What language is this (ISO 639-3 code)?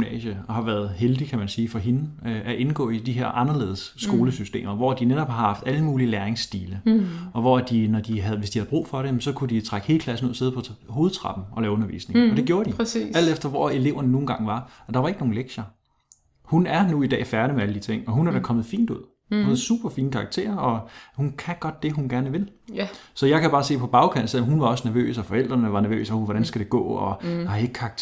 dan